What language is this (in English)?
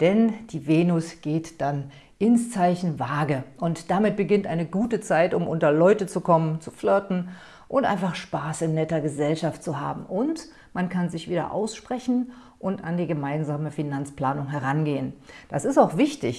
German